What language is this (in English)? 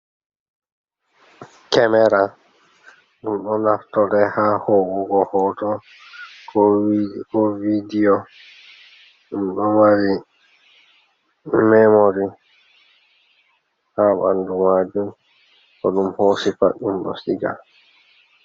Fula